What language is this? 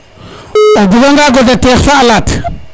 Serer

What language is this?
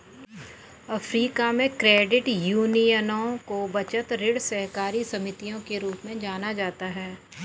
Hindi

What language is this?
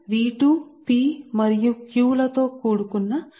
Telugu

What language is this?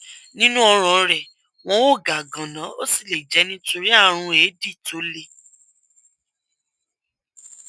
Yoruba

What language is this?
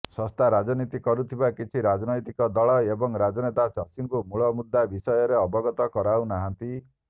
Odia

